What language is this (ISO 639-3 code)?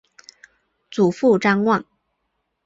zho